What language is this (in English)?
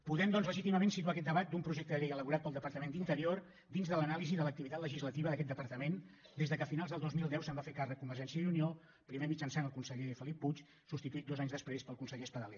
Catalan